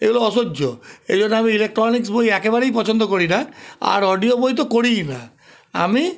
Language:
Bangla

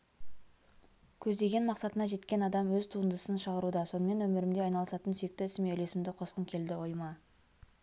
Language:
Kazakh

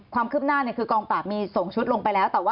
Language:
Thai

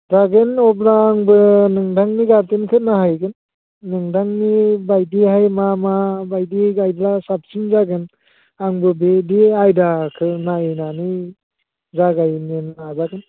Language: Bodo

